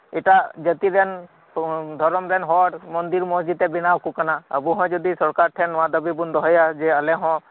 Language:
Santali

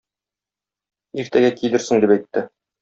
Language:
Tatar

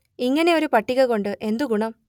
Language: Malayalam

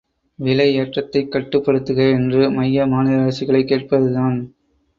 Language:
Tamil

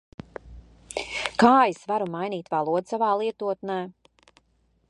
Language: Latvian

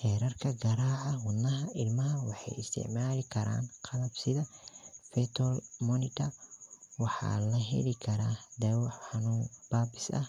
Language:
Somali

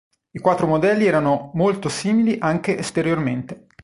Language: Italian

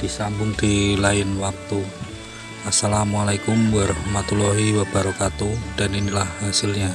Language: Indonesian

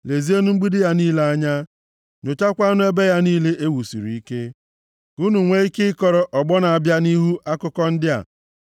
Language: Igbo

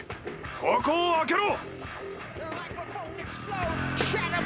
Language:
Japanese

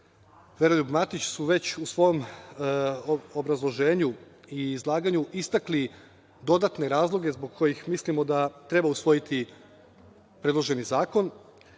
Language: Serbian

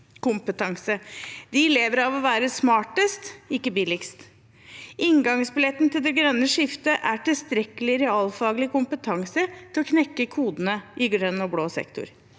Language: Norwegian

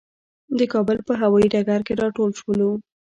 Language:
Pashto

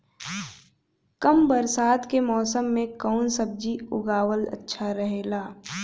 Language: Bhojpuri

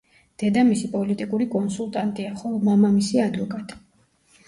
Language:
Georgian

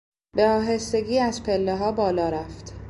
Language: Persian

